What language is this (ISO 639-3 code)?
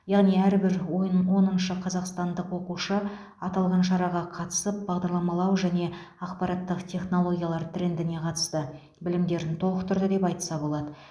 kaz